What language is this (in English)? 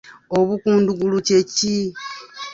Ganda